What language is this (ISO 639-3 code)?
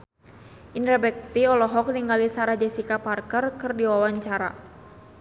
sun